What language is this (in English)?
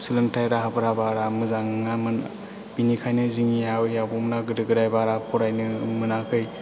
Bodo